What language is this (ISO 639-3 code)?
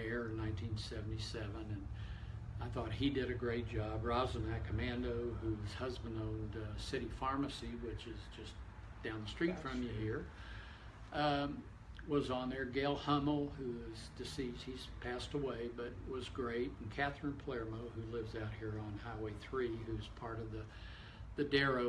eng